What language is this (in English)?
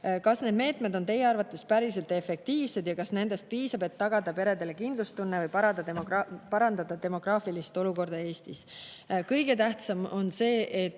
Estonian